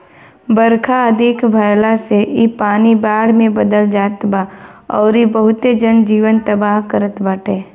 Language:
Bhojpuri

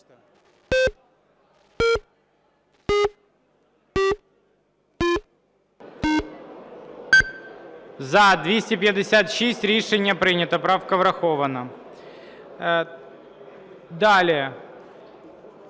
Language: Ukrainian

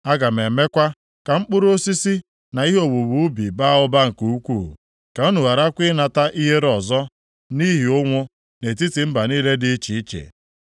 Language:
Igbo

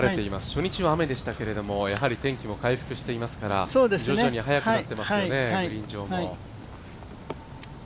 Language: Japanese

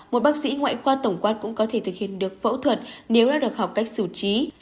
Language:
Vietnamese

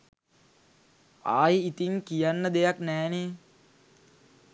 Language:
Sinhala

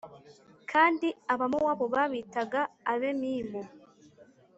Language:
Kinyarwanda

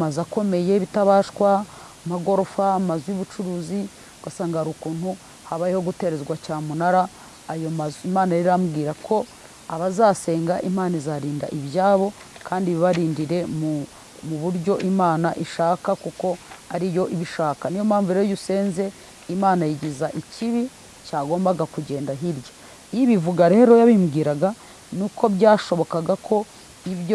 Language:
Turkish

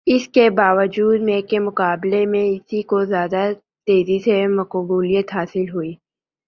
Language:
Urdu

